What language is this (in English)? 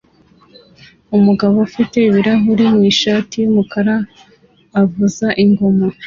Kinyarwanda